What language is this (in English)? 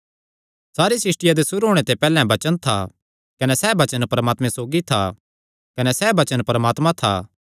Kangri